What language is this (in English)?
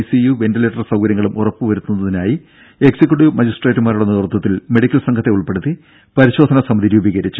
Malayalam